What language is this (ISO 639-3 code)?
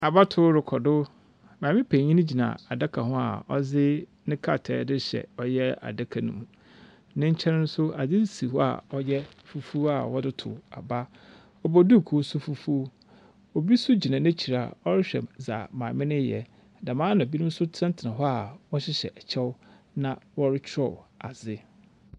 aka